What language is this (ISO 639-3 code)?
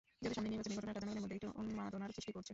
ben